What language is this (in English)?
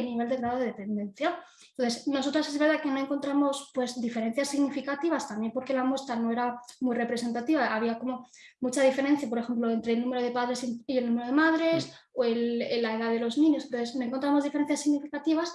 Spanish